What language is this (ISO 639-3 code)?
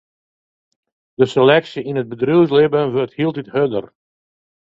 fry